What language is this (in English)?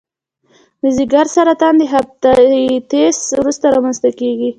Pashto